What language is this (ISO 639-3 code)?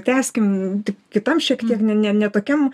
lit